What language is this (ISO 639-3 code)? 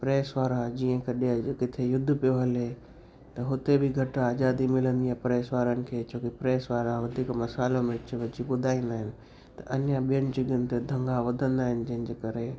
snd